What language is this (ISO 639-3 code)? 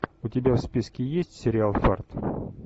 rus